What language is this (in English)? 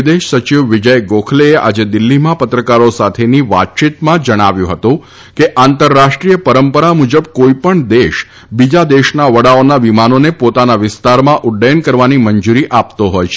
Gujarati